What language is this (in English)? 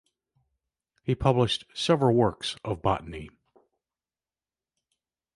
English